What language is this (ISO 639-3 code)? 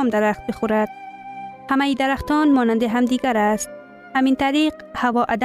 fas